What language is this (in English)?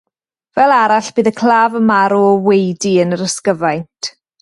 Welsh